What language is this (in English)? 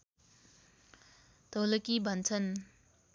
Nepali